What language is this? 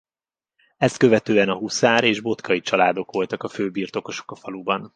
Hungarian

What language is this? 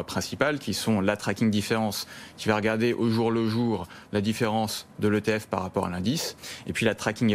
French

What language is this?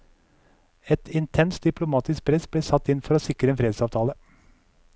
Norwegian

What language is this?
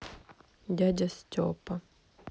Russian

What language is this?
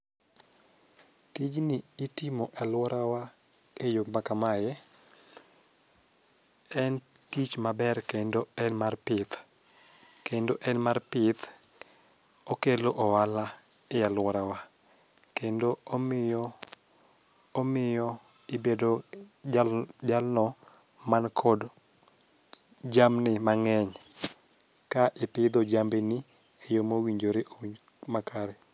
Luo (Kenya and Tanzania)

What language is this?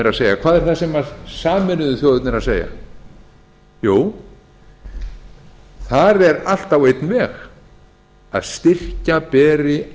Icelandic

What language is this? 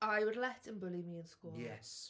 English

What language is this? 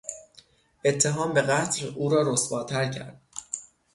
Persian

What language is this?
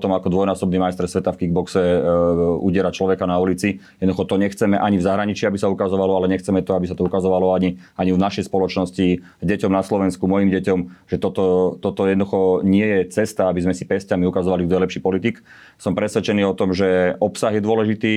Slovak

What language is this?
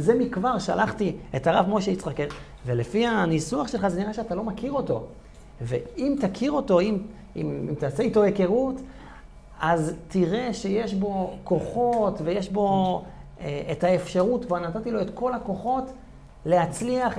Hebrew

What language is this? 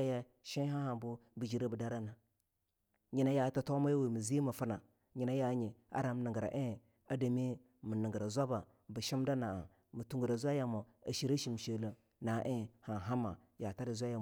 Longuda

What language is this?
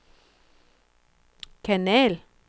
Danish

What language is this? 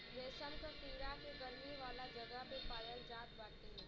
Bhojpuri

